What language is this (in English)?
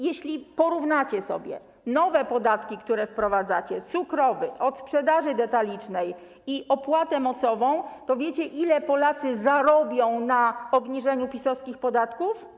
Polish